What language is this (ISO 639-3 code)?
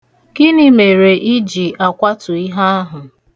ibo